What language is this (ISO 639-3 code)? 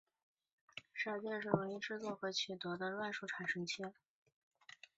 zho